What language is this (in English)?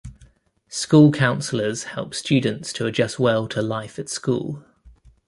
English